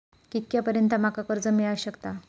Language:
Marathi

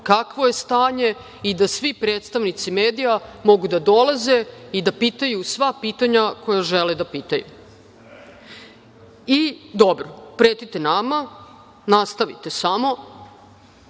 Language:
Serbian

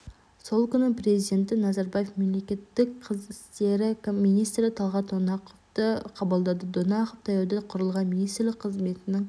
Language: Kazakh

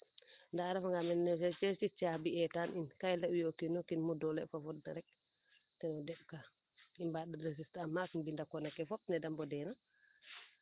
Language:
Serer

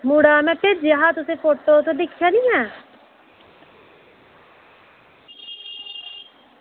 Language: Dogri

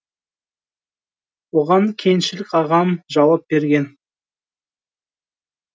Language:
Kazakh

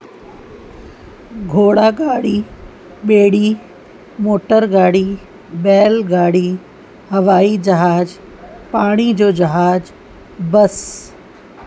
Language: Sindhi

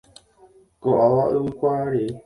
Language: Guarani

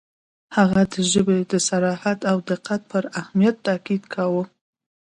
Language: Pashto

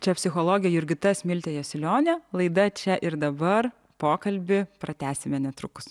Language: Lithuanian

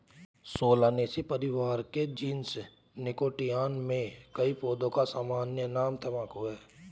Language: Hindi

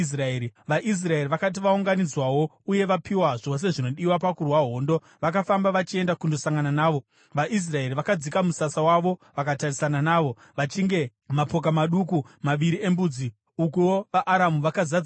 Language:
Shona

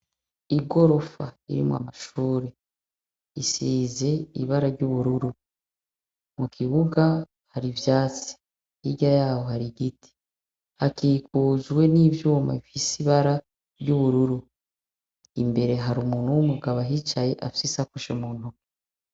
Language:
Rundi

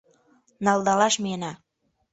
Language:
Mari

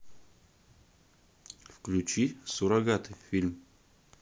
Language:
Russian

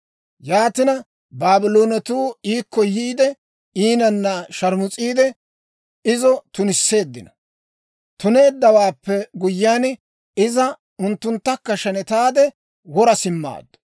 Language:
Dawro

